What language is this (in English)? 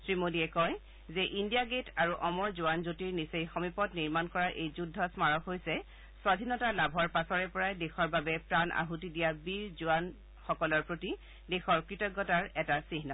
Assamese